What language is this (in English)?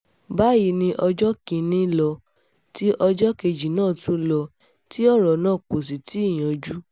Yoruba